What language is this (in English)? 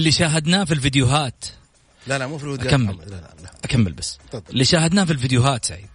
Arabic